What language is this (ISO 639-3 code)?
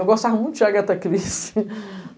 por